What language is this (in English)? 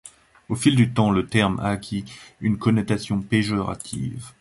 French